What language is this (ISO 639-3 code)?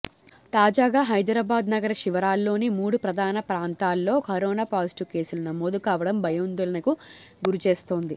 tel